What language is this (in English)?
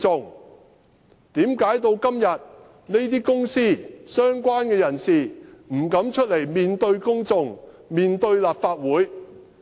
Cantonese